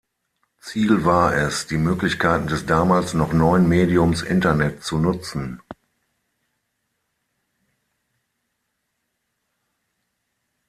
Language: German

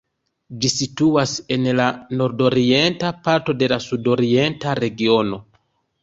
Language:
Esperanto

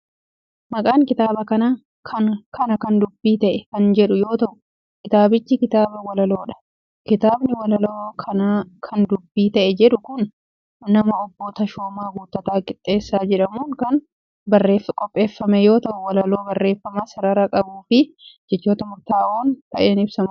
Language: Oromo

